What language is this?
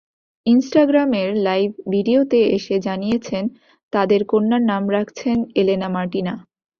Bangla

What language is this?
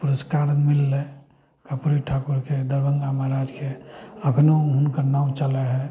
Maithili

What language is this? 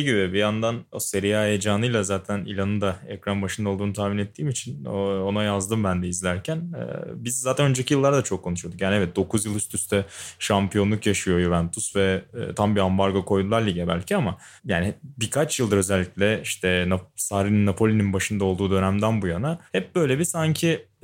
Turkish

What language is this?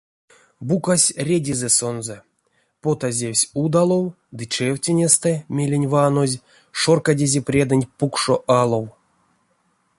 Erzya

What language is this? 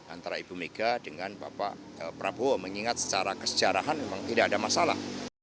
Indonesian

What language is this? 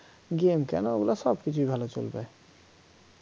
Bangla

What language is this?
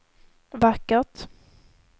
Swedish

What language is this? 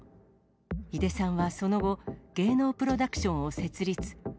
Japanese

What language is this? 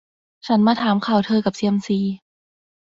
Thai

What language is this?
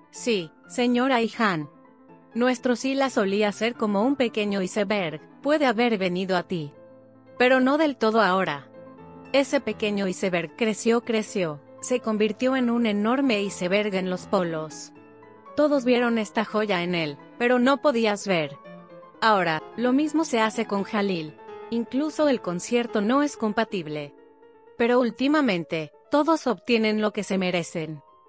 Spanish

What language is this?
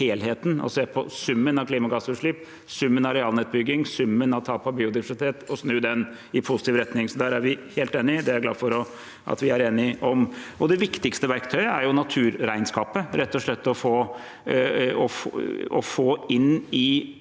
Norwegian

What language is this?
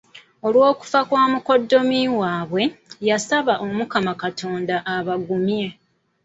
Ganda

